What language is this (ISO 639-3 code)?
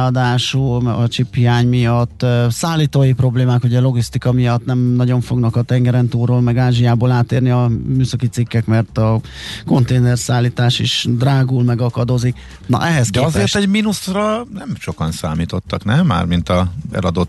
hun